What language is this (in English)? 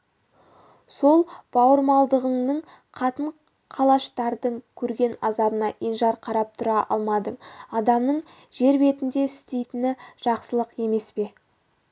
Kazakh